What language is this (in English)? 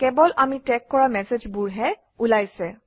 Assamese